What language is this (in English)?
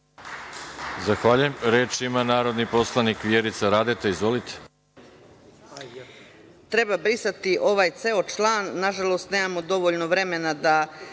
Serbian